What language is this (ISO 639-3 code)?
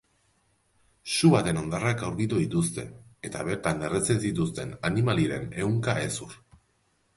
eus